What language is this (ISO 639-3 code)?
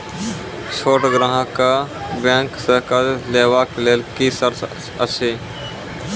mai